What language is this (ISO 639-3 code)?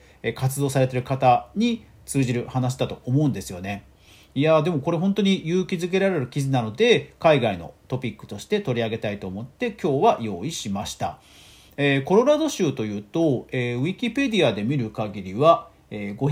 jpn